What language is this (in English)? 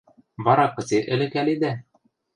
Western Mari